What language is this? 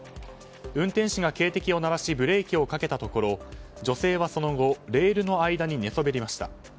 Japanese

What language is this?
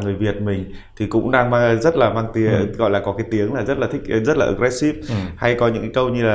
Vietnamese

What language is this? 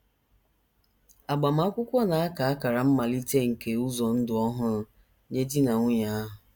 Igbo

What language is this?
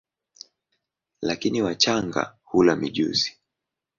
Swahili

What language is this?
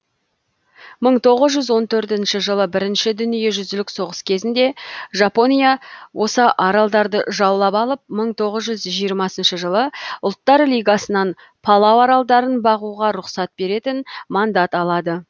Kazakh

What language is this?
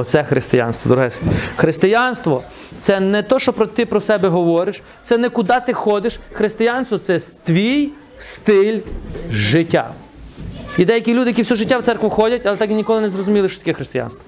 Ukrainian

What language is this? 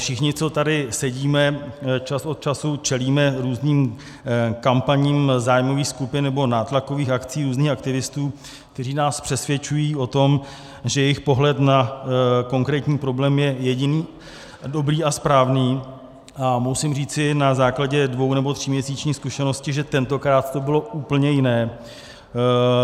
Czech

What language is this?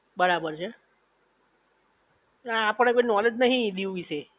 Gujarati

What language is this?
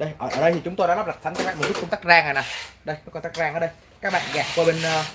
Vietnamese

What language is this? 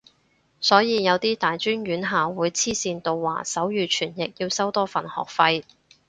Cantonese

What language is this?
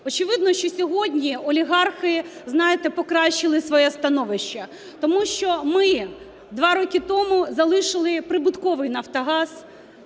Ukrainian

